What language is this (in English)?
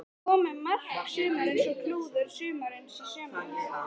Icelandic